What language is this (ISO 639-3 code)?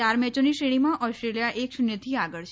guj